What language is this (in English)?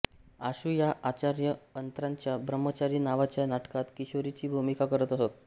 Marathi